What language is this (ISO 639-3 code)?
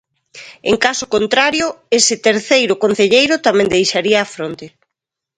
glg